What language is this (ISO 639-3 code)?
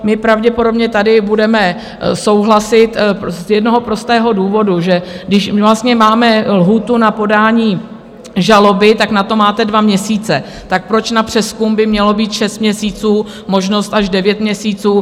ces